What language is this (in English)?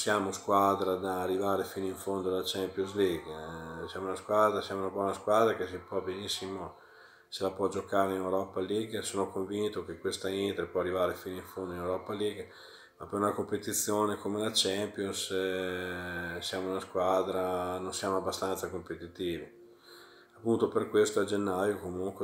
Italian